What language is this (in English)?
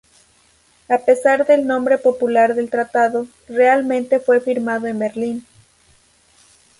Spanish